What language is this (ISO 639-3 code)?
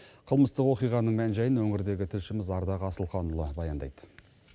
kaz